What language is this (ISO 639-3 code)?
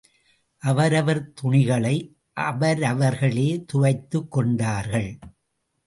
tam